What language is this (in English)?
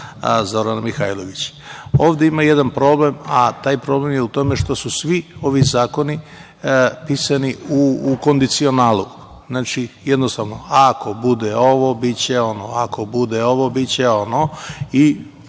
Serbian